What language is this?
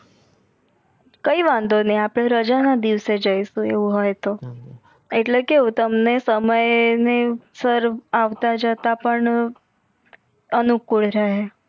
Gujarati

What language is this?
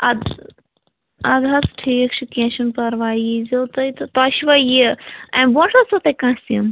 Kashmiri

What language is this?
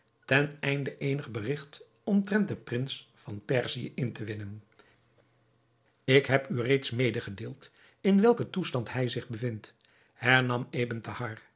Dutch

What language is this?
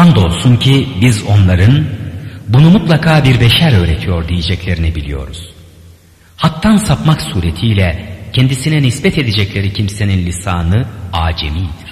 Turkish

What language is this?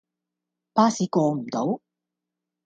Cantonese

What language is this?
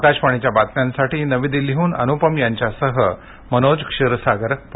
Marathi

